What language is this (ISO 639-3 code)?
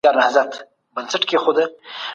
pus